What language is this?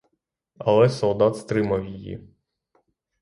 Ukrainian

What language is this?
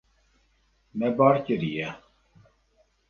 Kurdish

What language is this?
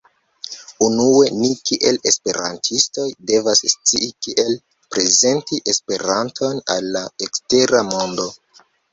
Esperanto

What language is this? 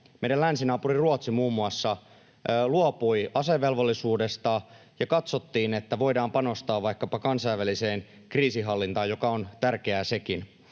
Finnish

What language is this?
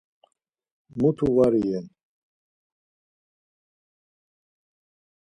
Laz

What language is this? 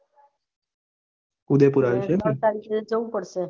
Gujarati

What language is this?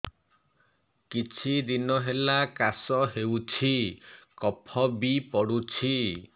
Odia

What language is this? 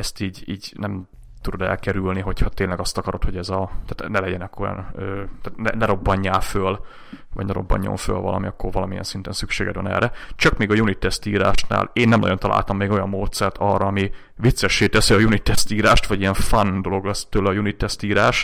Hungarian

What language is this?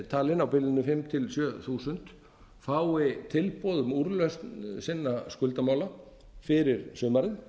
Icelandic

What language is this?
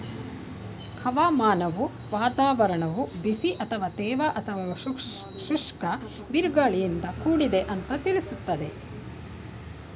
Kannada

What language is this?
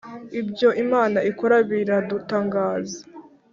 Kinyarwanda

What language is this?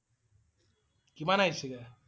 Assamese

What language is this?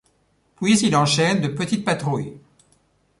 French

